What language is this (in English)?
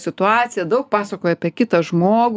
Lithuanian